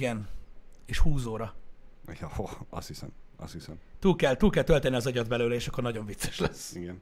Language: Hungarian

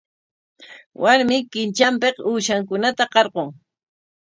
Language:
Corongo Ancash Quechua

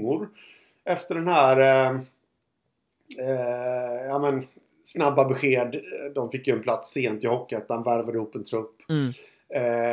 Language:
Swedish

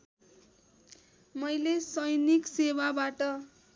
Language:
Nepali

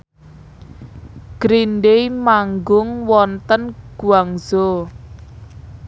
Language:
Javanese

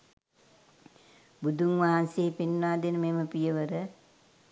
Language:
Sinhala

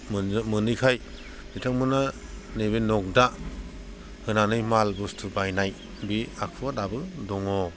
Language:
Bodo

